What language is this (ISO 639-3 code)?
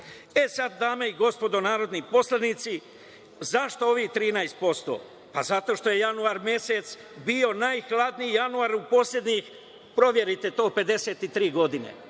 srp